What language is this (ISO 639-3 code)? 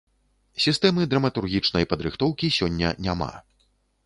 bel